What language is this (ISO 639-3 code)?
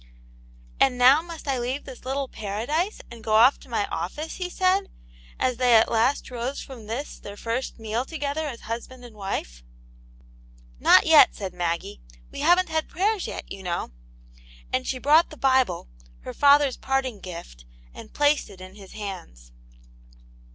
eng